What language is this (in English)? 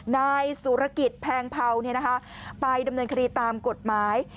Thai